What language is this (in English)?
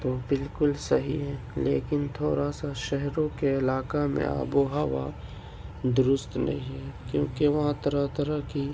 Urdu